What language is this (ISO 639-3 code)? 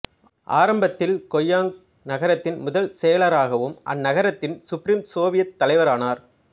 tam